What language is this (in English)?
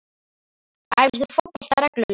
Icelandic